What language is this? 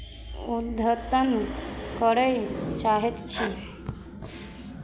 Maithili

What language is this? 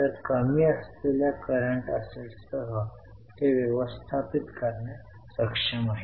Marathi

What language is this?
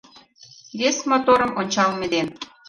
Mari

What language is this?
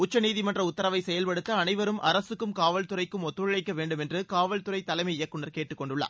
Tamil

